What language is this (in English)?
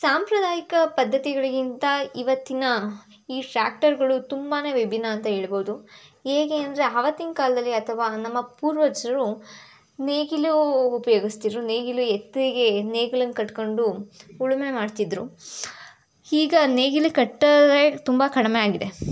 Kannada